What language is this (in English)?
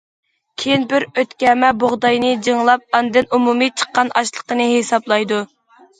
Uyghur